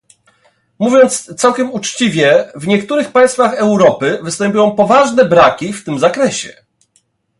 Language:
Polish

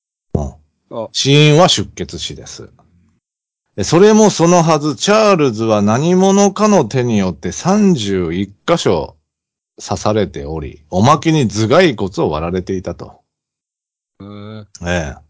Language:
Japanese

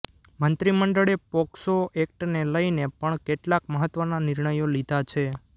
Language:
Gujarati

